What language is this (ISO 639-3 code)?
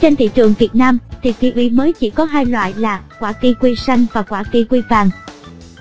vie